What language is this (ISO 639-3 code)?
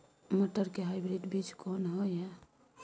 mai